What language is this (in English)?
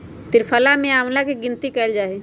Magahi